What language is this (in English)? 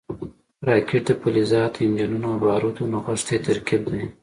Pashto